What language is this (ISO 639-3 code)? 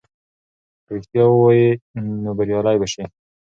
pus